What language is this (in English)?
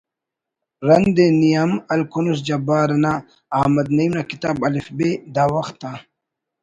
Brahui